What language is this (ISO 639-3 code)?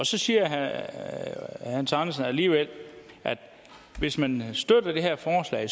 dan